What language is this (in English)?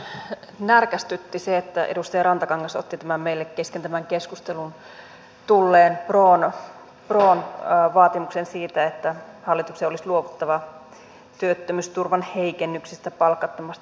Finnish